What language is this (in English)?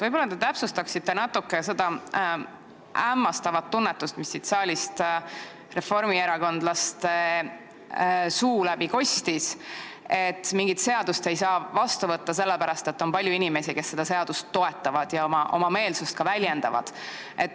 Estonian